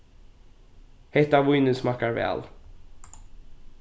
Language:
Faroese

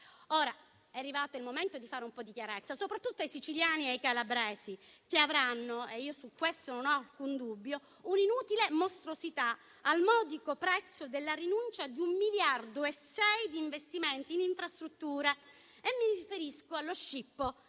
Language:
Italian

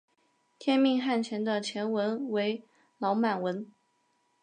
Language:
Chinese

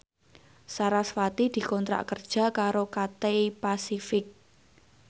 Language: Javanese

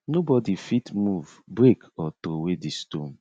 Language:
Nigerian Pidgin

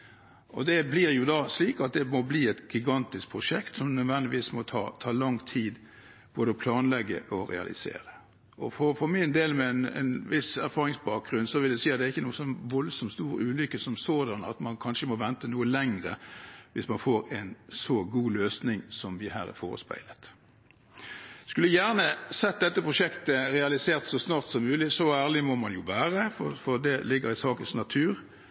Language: Norwegian Bokmål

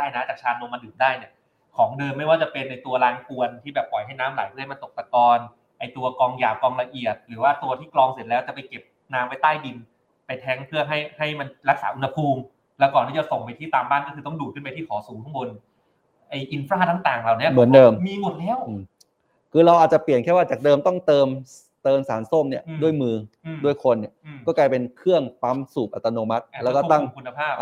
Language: Thai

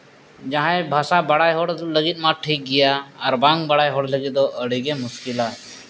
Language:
Santali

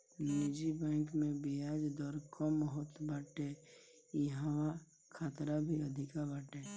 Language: Bhojpuri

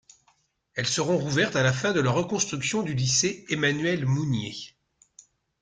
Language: French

